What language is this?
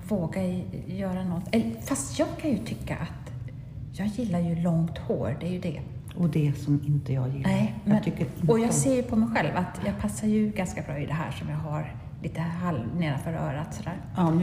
Swedish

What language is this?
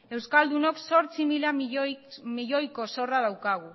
Basque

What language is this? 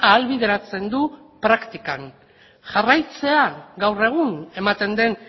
Basque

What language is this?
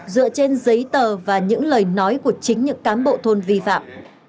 Vietnamese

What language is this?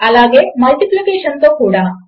Telugu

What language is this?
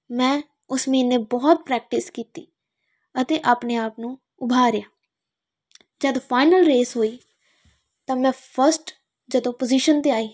Punjabi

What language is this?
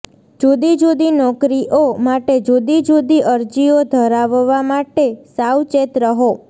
Gujarati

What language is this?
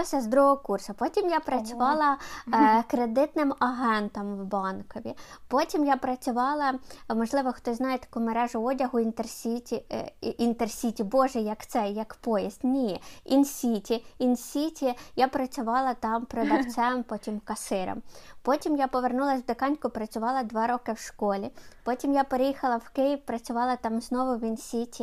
Ukrainian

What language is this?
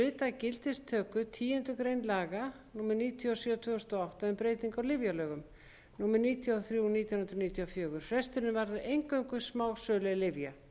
Icelandic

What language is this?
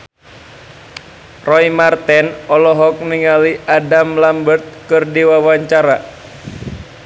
Sundanese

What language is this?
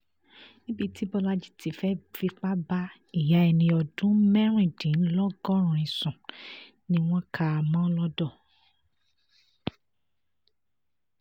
Yoruba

